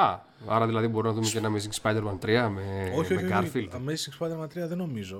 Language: Greek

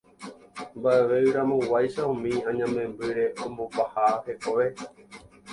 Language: Guarani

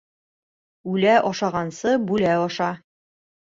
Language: Bashkir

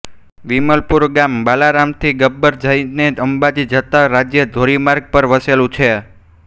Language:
Gujarati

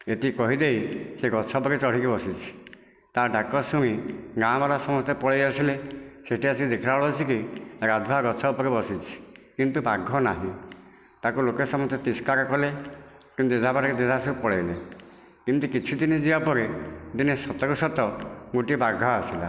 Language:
Odia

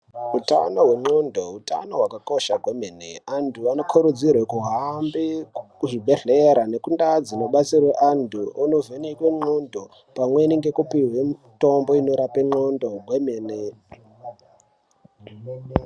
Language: Ndau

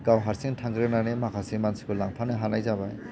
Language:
Bodo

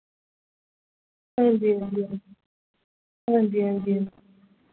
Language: Dogri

